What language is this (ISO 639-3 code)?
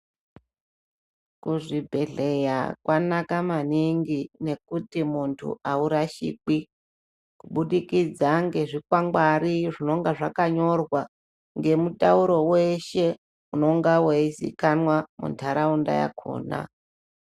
ndc